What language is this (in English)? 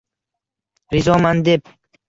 Uzbek